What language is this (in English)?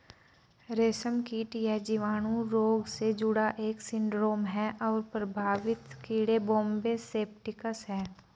Hindi